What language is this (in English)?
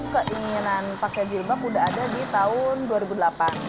Indonesian